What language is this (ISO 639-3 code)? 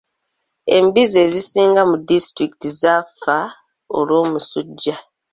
lug